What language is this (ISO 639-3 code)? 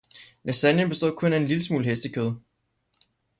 dan